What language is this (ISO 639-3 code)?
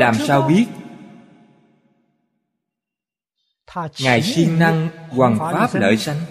vie